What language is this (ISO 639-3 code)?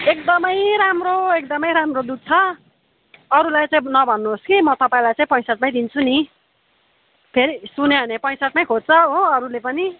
nep